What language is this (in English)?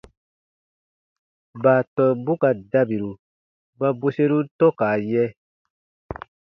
Baatonum